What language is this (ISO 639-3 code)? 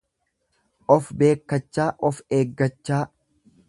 orm